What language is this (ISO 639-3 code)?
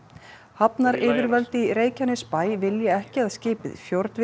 isl